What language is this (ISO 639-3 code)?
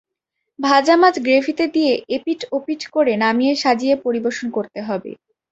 ben